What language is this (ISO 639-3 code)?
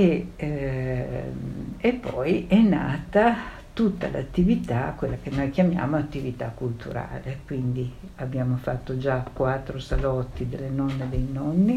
ita